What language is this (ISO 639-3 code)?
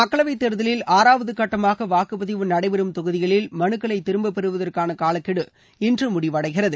tam